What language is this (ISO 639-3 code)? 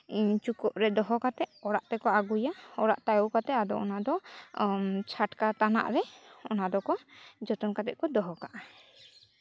sat